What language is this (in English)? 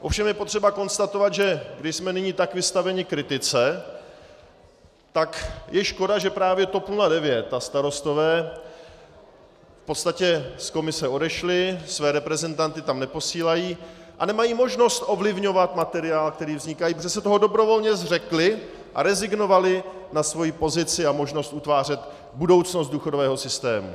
Czech